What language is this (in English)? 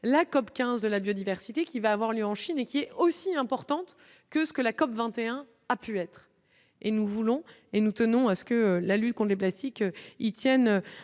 French